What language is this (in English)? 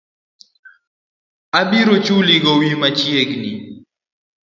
Luo (Kenya and Tanzania)